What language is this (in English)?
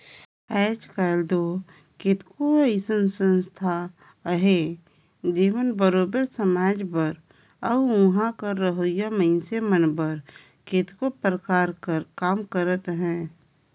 Chhattisgarhi